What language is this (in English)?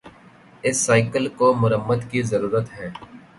Urdu